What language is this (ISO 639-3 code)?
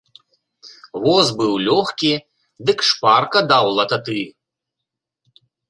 bel